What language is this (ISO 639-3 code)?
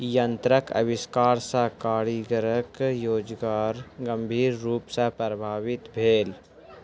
mai